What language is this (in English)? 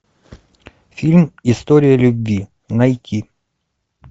Russian